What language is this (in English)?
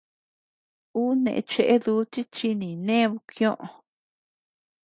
Tepeuxila Cuicatec